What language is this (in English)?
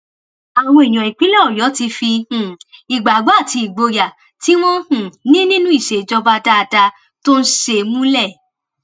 Yoruba